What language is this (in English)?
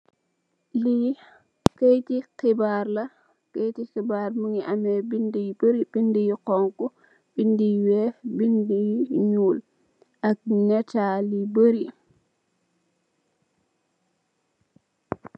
Wolof